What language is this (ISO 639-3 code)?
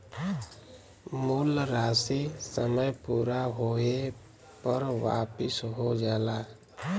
bho